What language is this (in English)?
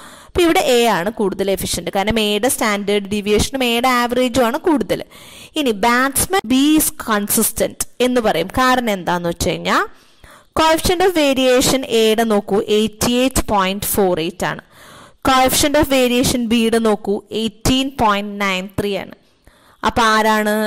Indonesian